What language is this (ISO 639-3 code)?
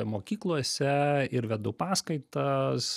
lit